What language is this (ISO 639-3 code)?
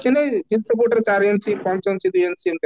ori